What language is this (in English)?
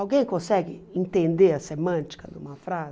Portuguese